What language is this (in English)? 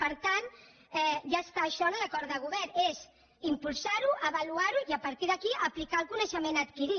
Catalan